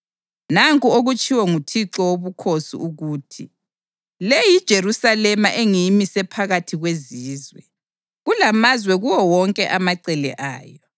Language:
North Ndebele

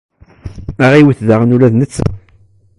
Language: Kabyle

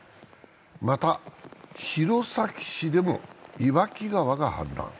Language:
Japanese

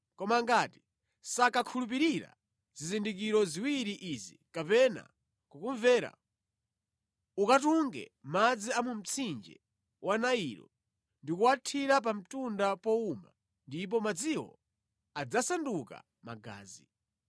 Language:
Nyanja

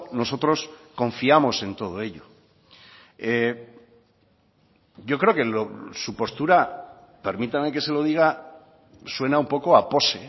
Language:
Spanish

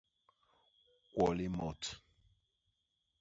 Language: Basaa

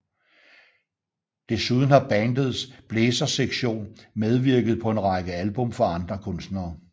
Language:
Danish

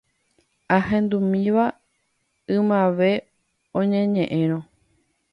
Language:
Guarani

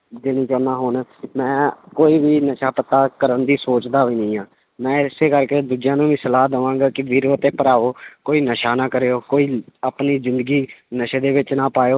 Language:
Punjabi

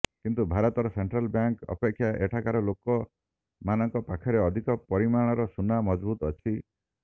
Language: Odia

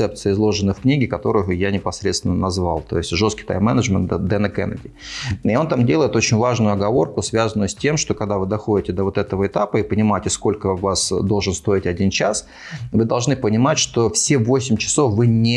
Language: Russian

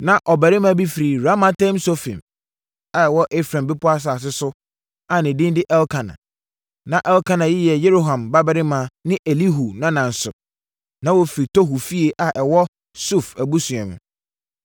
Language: Akan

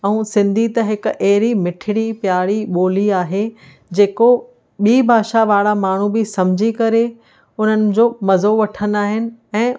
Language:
Sindhi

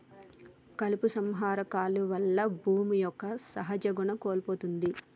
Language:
Telugu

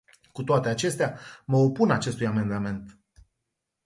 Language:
Romanian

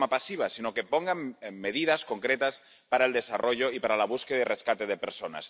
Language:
Spanish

